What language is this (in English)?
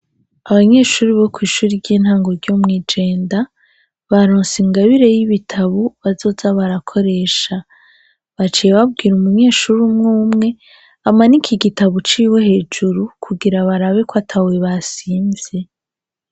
Rundi